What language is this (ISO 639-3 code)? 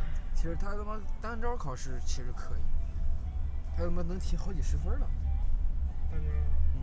zho